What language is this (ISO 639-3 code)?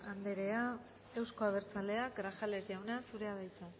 eus